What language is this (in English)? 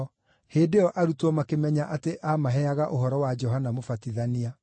Kikuyu